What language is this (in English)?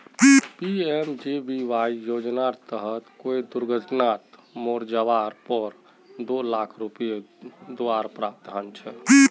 Magahi